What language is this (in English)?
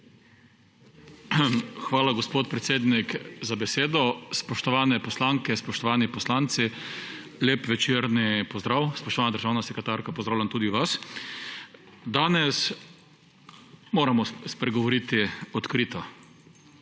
Slovenian